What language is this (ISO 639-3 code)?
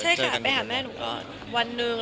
tha